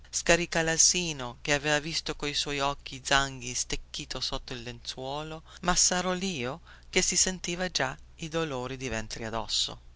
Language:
Italian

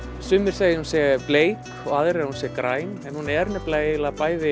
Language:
Icelandic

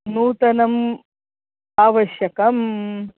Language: Sanskrit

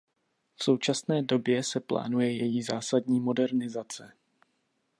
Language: Czech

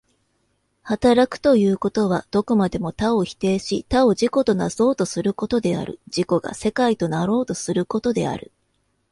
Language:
Japanese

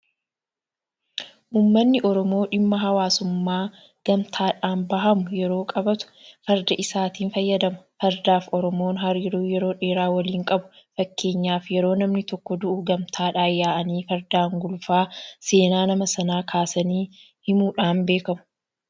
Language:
Oromo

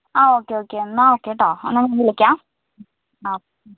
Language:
Malayalam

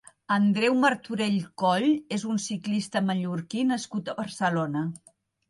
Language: Catalan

